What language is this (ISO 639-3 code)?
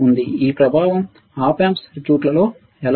tel